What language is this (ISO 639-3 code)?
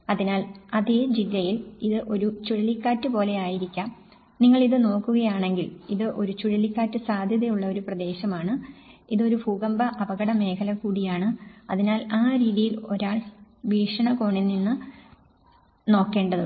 mal